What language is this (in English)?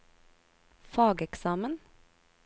Norwegian